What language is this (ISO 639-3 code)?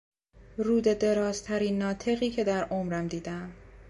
fas